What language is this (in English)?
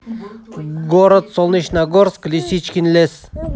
Russian